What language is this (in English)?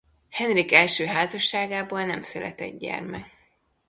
Hungarian